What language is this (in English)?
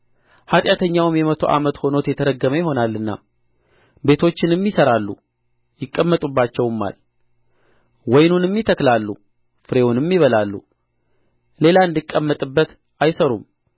Amharic